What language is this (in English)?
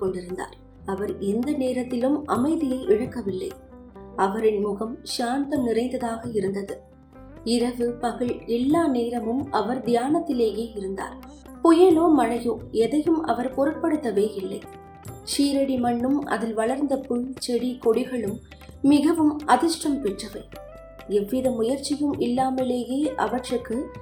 Tamil